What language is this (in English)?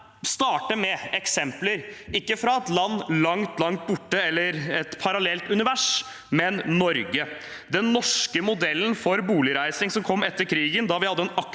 Norwegian